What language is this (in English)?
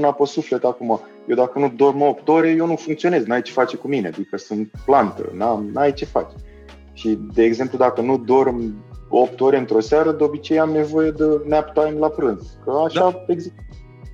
Romanian